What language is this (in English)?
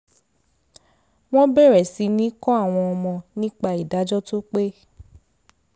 Yoruba